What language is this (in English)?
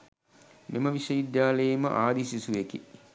Sinhala